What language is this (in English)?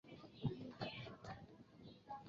Chinese